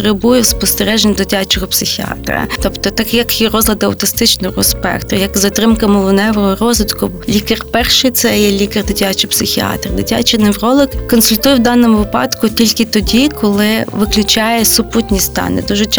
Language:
Ukrainian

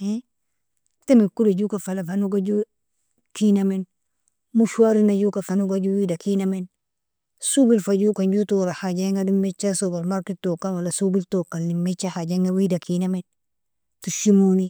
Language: Nobiin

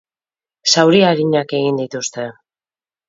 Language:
Basque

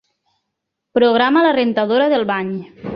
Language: Catalan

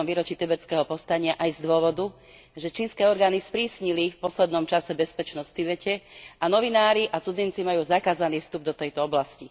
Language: Slovak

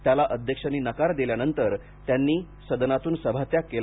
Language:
Marathi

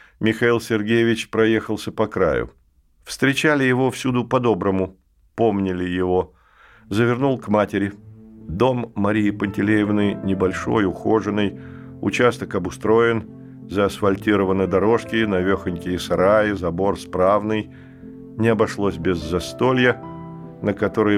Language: Russian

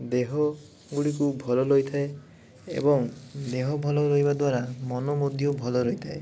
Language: Odia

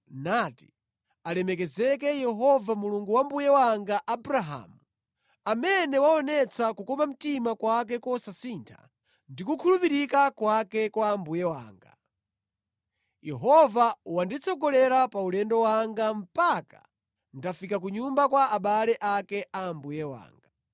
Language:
Nyanja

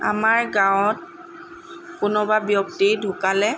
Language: Assamese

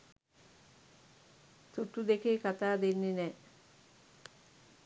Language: Sinhala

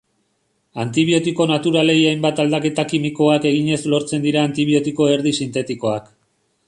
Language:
Basque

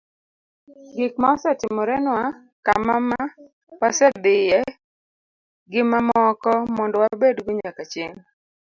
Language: Luo (Kenya and Tanzania)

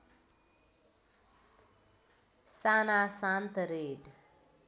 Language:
Nepali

